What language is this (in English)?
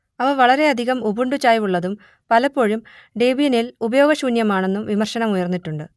Malayalam